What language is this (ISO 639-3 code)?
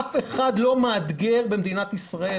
heb